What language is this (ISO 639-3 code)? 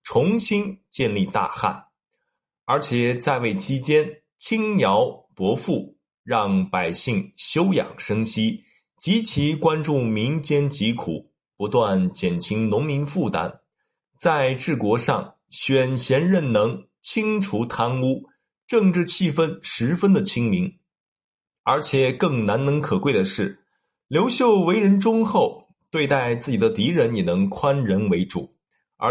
zho